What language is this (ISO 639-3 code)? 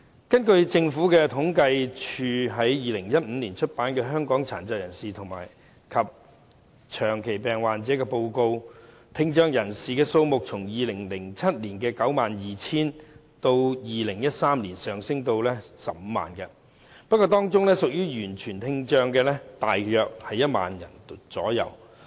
yue